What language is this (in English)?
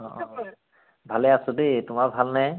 Assamese